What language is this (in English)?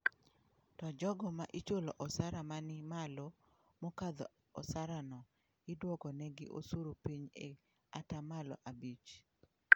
Luo (Kenya and Tanzania)